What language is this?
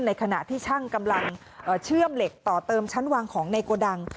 Thai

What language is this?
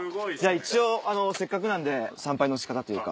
Japanese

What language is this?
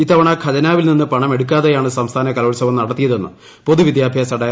Malayalam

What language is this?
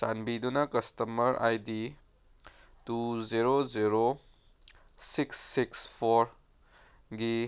Manipuri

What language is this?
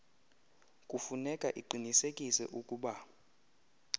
Xhosa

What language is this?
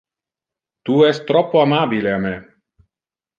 Interlingua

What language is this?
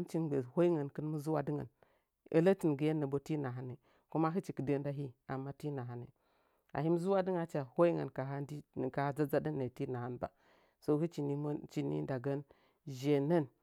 Nzanyi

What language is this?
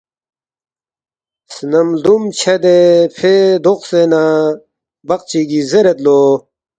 Balti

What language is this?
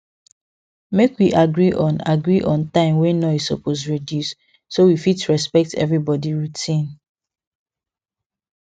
Nigerian Pidgin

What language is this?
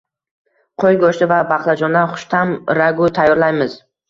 Uzbek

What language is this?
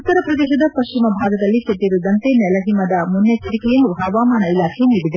Kannada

